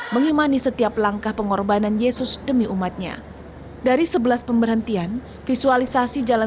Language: Indonesian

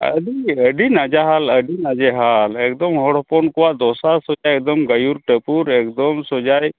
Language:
Santali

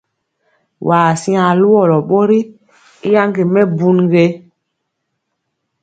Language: Mpiemo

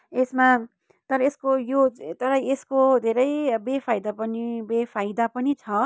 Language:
Nepali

